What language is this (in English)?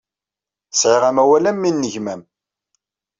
Kabyle